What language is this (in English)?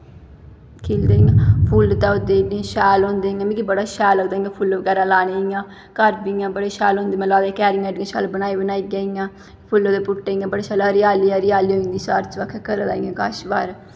Dogri